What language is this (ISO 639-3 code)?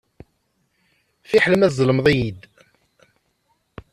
kab